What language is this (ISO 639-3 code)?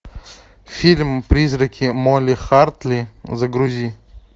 rus